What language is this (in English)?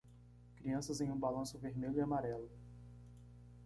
Portuguese